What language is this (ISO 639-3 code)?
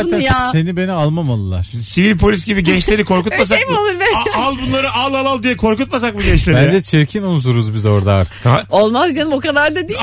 tur